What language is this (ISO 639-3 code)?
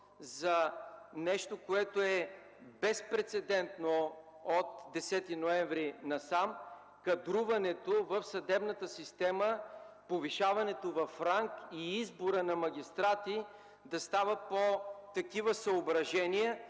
bul